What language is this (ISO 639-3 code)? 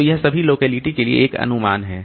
hin